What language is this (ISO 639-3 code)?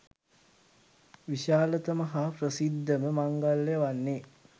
sin